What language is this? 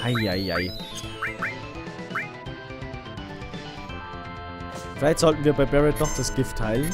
German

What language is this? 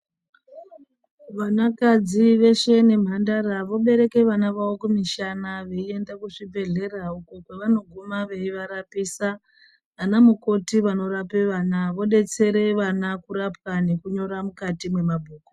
Ndau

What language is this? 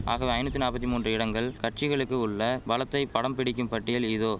Tamil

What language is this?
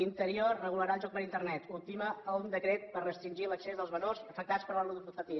Catalan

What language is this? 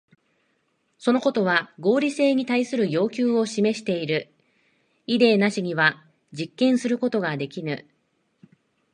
Japanese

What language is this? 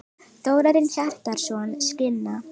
Icelandic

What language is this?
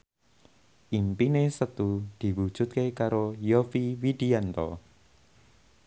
Javanese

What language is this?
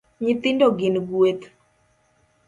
Luo (Kenya and Tanzania)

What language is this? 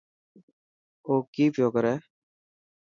Dhatki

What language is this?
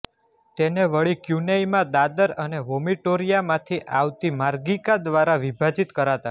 Gujarati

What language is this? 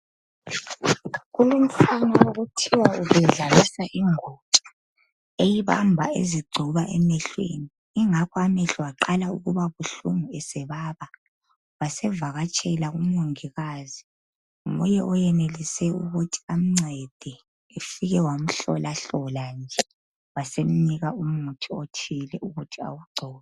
North Ndebele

